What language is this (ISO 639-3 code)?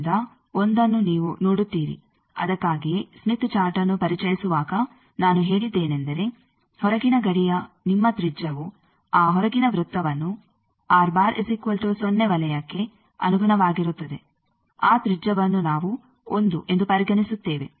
kan